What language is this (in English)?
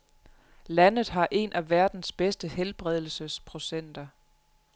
Danish